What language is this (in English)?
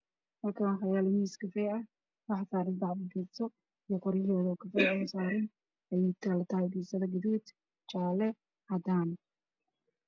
Somali